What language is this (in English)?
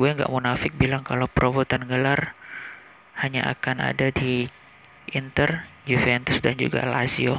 Indonesian